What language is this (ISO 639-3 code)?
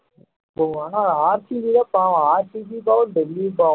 tam